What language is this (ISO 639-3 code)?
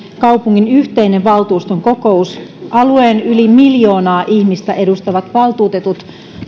fin